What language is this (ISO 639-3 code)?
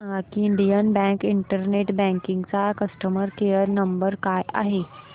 mar